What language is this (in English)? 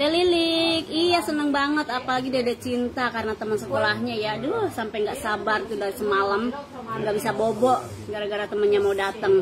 Indonesian